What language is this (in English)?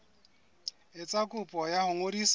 Southern Sotho